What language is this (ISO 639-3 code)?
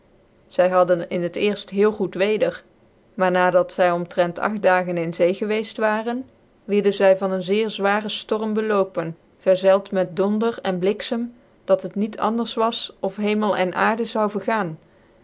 nld